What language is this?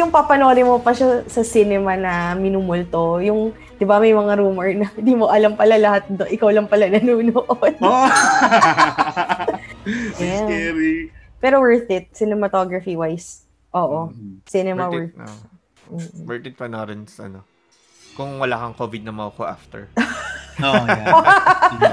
Filipino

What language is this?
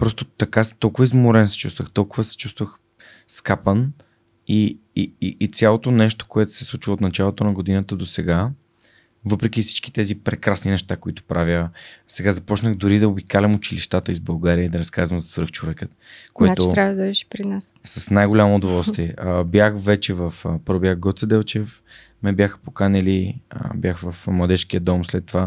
Bulgarian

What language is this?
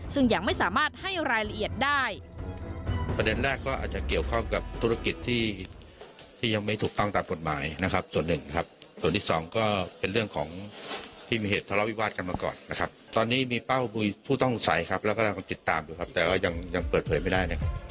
Thai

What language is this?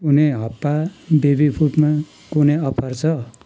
Nepali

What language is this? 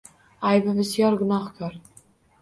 Uzbek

